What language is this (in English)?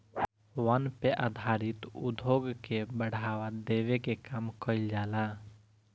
Bhojpuri